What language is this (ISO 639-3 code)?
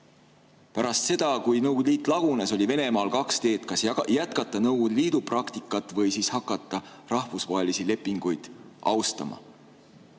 est